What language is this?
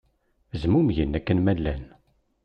Kabyle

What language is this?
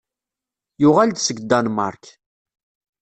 Kabyle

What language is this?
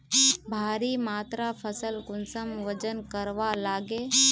Magahi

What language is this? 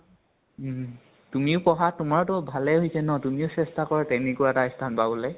Assamese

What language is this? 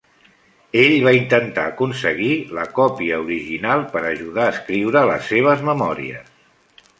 Catalan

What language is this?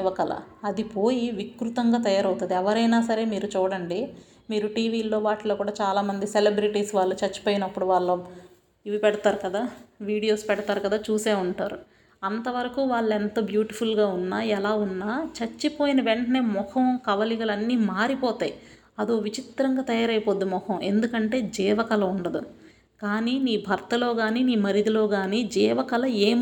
Telugu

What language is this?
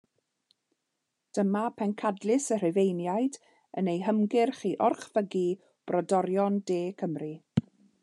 Welsh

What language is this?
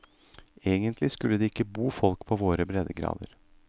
Norwegian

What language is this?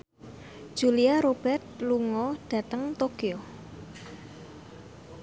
Javanese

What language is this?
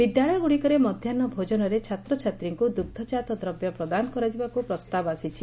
Odia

